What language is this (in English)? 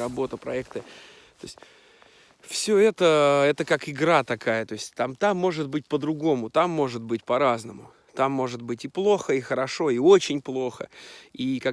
Russian